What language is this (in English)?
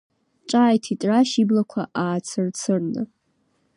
Abkhazian